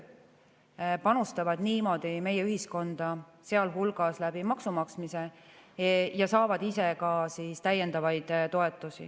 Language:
Estonian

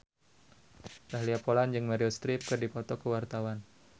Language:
Sundanese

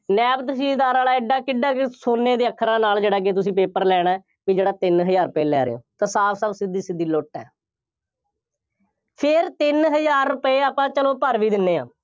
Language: Punjabi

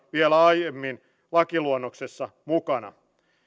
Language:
Finnish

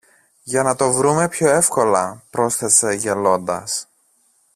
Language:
Greek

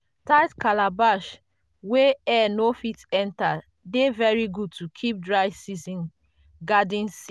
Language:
Nigerian Pidgin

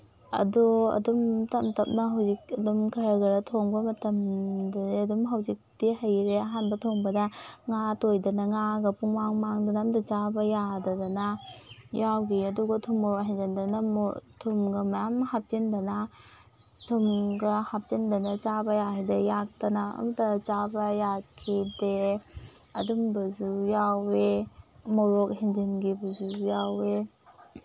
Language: Manipuri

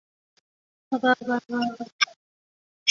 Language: Chinese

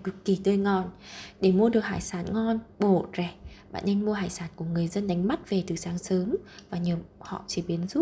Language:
Vietnamese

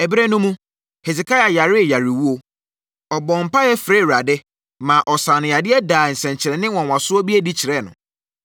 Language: Akan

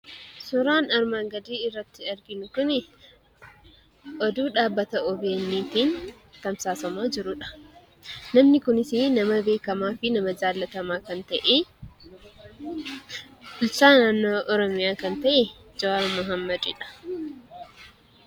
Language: Oromo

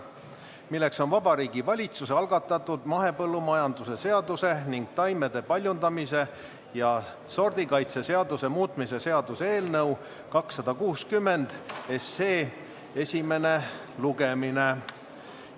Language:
Estonian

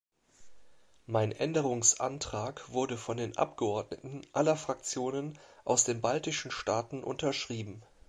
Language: German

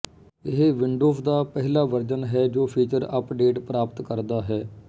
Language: Punjabi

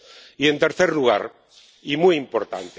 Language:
Spanish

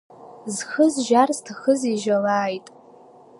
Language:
Abkhazian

